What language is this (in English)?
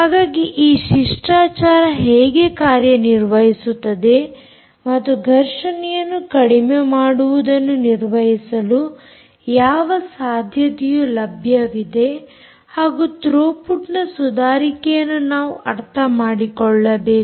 Kannada